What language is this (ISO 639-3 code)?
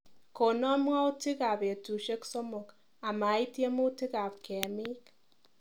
kln